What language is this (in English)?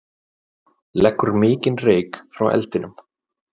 Icelandic